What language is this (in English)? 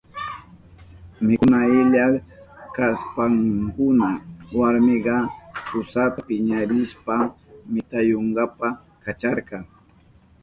Southern Pastaza Quechua